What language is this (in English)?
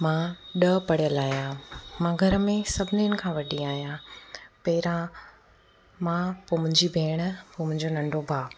Sindhi